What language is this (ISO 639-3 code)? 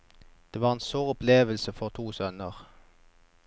nor